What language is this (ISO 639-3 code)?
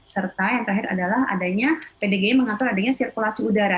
ind